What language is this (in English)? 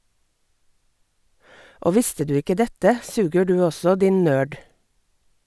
Norwegian